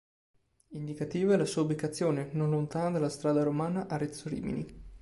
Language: Italian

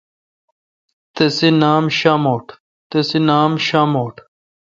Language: Kalkoti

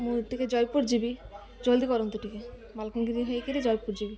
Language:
Odia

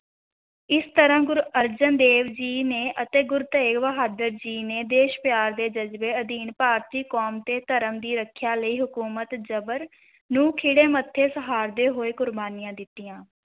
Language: Punjabi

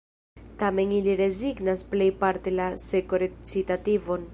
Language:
Esperanto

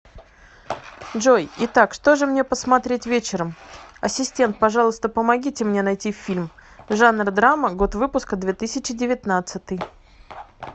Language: Russian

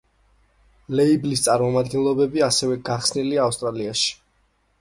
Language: Georgian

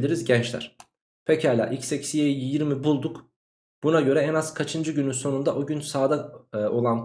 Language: Turkish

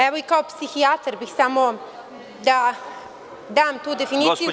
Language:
Serbian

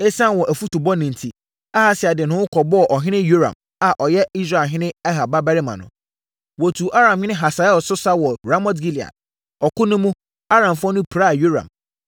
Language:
Akan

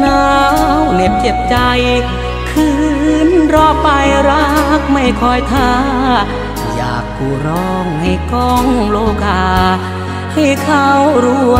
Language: Thai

